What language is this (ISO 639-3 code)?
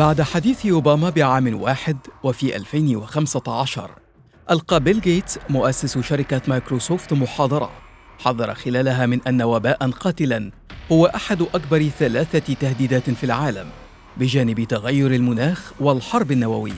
ara